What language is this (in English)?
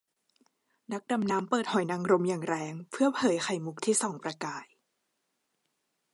Thai